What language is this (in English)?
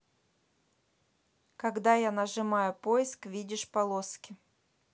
Russian